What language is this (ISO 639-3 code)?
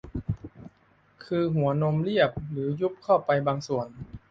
tha